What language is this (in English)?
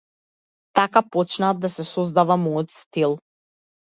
Macedonian